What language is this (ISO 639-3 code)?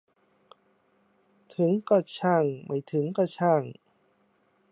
tha